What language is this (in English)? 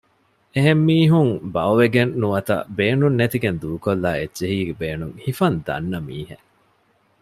Divehi